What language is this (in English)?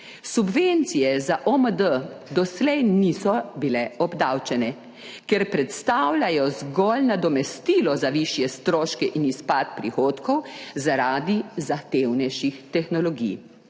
Slovenian